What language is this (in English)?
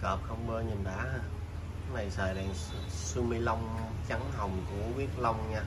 Vietnamese